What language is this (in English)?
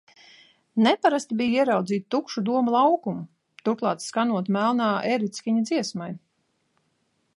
Latvian